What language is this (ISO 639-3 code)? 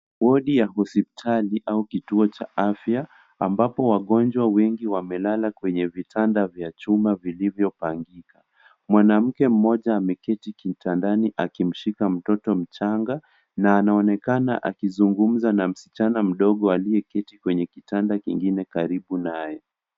swa